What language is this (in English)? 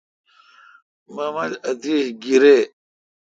Kalkoti